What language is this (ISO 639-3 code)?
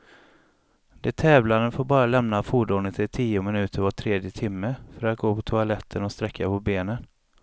swe